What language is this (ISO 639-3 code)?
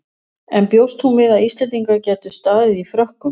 isl